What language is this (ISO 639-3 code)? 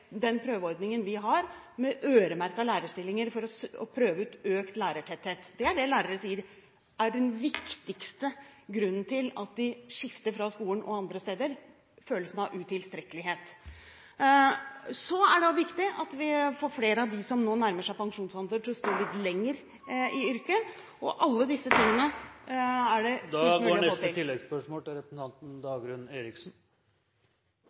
nor